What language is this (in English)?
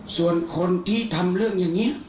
Thai